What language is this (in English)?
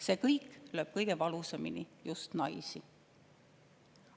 Estonian